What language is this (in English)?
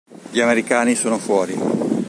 Italian